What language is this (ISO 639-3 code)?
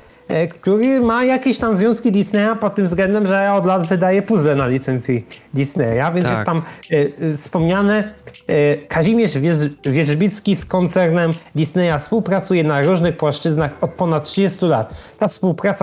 pol